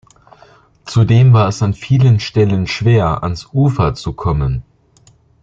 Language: German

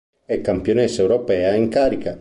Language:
Italian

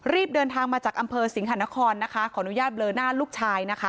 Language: Thai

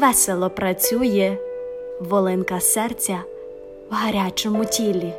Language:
Ukrainian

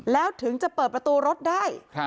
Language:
Thai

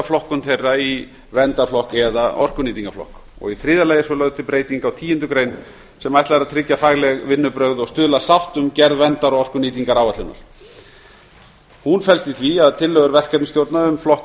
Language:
Icelandic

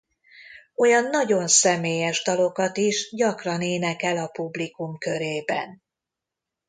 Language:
Hungarian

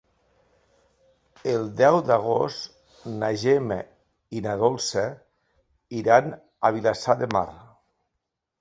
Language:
Catalan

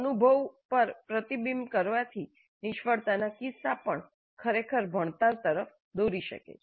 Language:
Gujarati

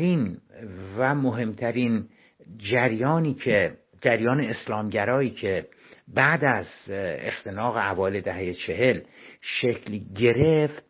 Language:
Persian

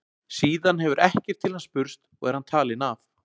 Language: Icelandic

